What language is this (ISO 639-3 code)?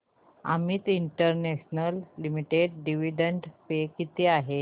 mar